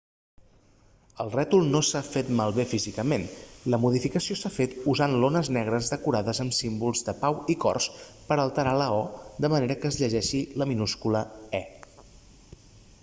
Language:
Catalan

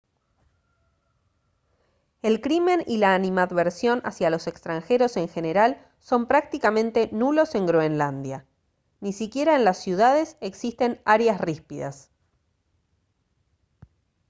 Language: Spanish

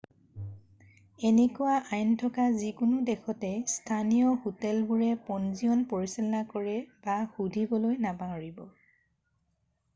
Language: Assamese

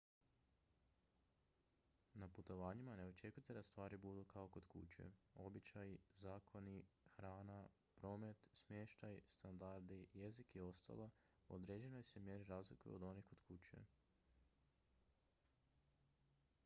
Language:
Croatian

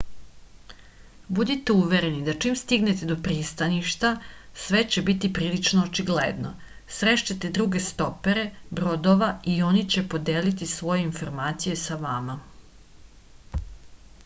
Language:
Serbian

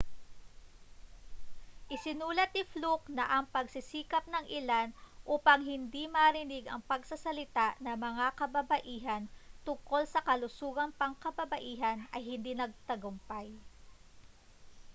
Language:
Filipino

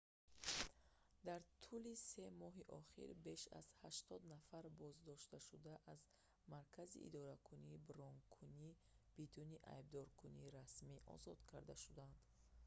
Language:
Tajik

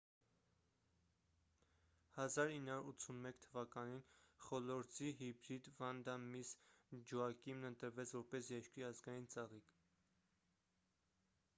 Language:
Armenian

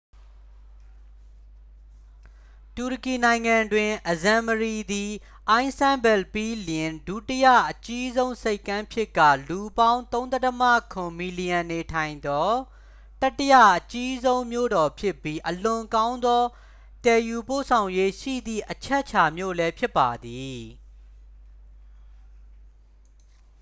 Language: Burmese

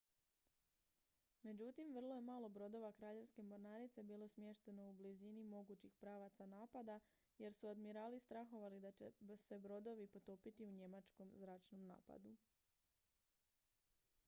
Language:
Croatian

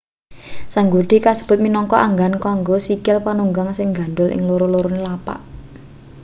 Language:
Javanese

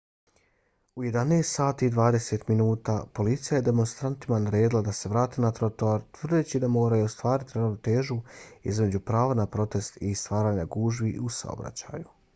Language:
Bosnian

